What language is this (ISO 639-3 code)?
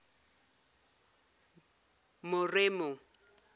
zul